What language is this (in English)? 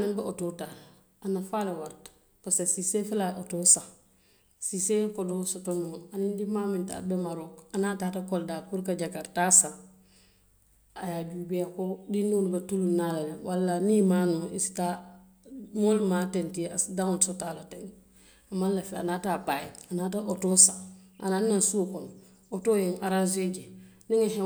Western Maninkakan